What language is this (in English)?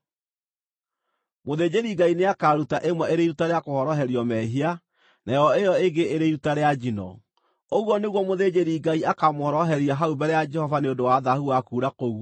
Kikuyu